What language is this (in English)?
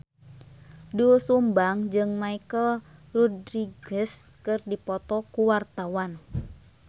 Sundanese